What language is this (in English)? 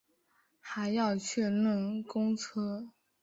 Chinese